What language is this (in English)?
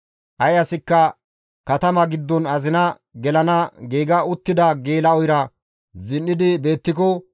Gamo